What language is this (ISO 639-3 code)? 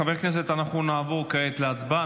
heb